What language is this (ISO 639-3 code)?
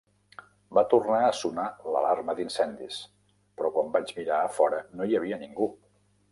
cat